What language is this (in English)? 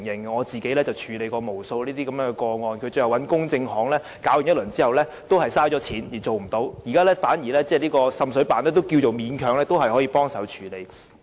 Cantonese